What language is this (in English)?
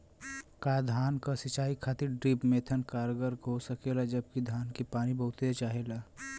Bhojpuri